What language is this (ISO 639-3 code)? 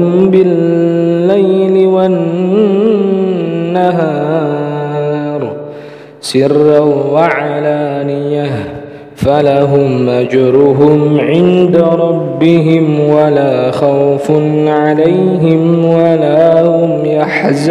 ara